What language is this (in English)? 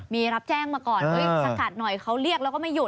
Thai